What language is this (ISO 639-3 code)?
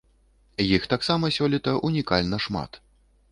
bel